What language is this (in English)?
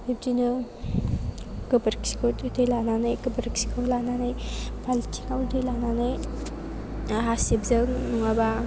Bodo